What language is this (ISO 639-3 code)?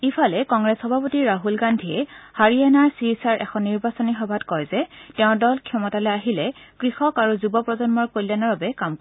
asm